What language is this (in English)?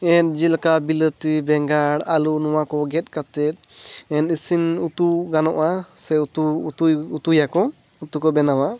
Santali